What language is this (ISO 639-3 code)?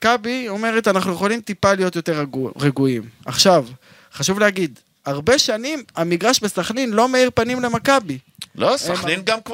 heb